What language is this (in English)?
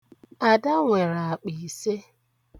Igbo